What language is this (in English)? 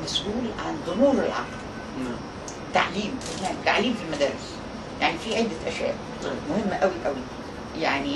Arabic